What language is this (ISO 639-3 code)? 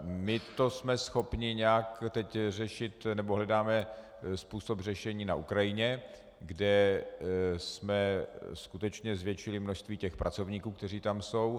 ces